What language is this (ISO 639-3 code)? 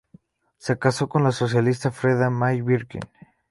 spa